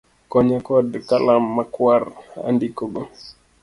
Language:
Luo (Kenya and Tanzania)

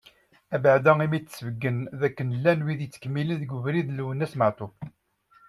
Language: Kabyle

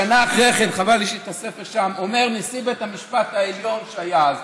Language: Hebrew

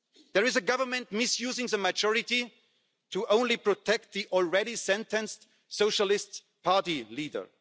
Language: English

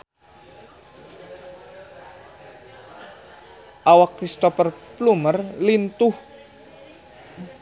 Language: Sundanese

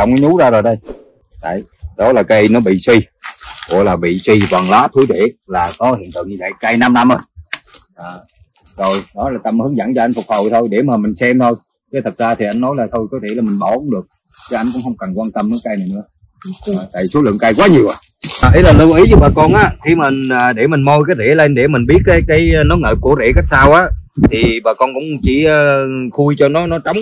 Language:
Vietnamese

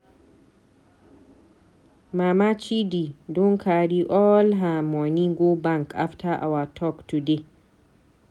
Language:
Nigerian Pidgin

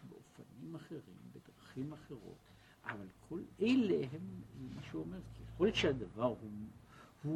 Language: Hebrew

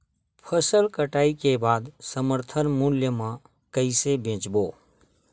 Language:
Chhattisgarhi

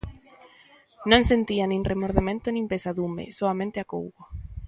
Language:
Galician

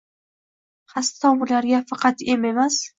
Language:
Uzbek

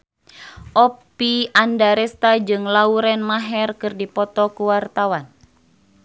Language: Sundanese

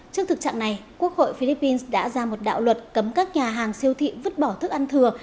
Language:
Vietnamese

